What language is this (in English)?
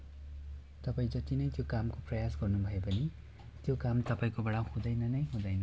Nepali